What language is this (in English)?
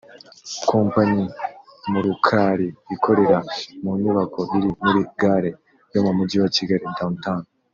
Kinyarwanda